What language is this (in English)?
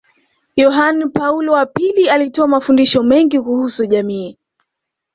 Swahili